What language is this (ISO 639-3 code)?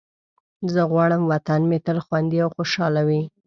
pus